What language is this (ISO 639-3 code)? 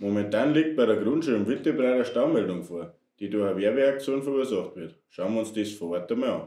deu